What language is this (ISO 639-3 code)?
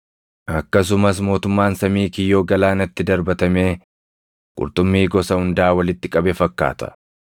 orm